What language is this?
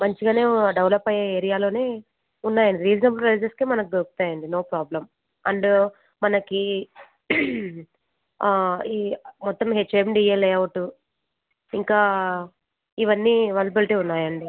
Telugu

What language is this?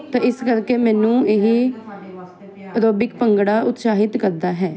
Punjabi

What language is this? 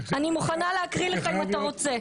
Hebrew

